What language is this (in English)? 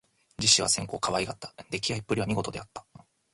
Japanese